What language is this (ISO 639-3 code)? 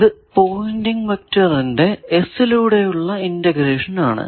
mal